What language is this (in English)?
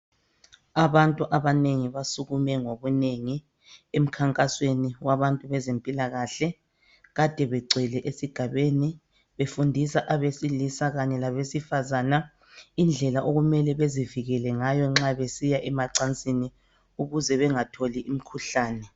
North Ndebele